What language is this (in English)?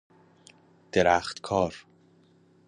Persian